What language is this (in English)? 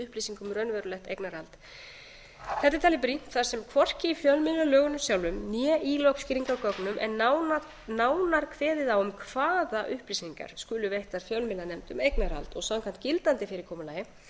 Icelandic